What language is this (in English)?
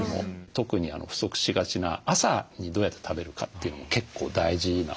Japanese